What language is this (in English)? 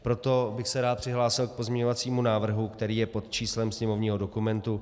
Czech